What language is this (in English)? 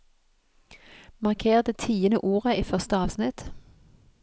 Norwegian